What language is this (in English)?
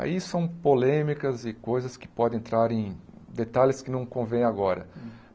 Portuguese